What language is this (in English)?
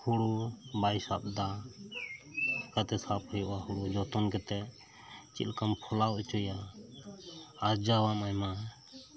Santali